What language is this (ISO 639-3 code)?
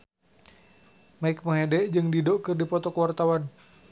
sun